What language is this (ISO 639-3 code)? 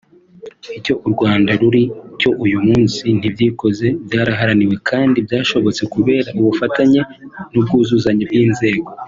kin